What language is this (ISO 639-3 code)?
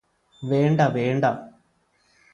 mal